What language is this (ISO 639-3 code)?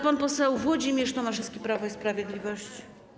pol